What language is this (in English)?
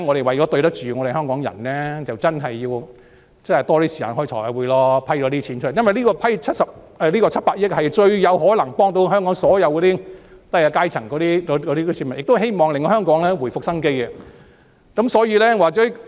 Cantonese